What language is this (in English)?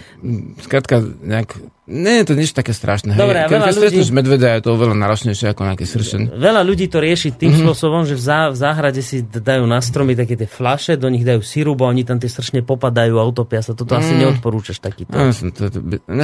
Slovak